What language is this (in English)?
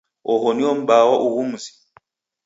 Taita